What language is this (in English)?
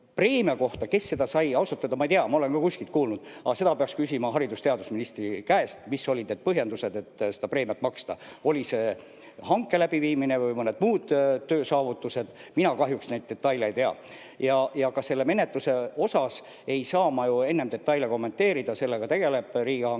Estonian